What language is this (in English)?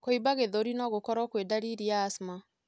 Kikuyu